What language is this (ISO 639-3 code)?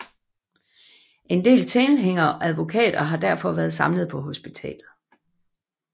dan